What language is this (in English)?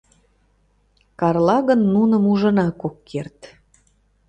Mari